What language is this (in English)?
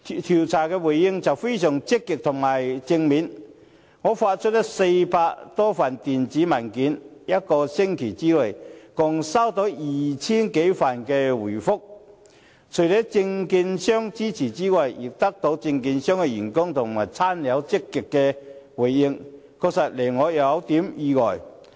Cantonese